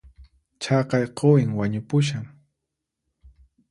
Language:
Puno Quechua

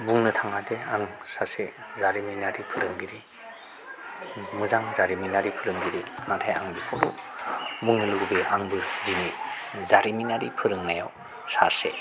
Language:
Bodo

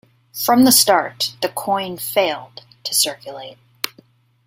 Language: English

